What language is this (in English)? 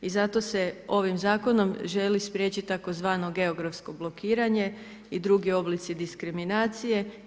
Croatian